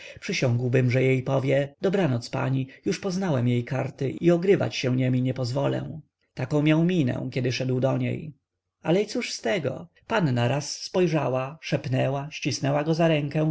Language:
Polish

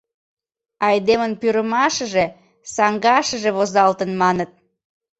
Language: Mari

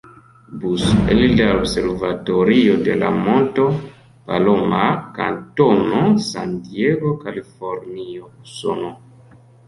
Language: Esperanto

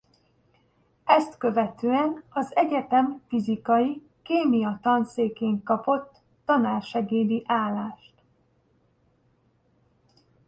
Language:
Hungarian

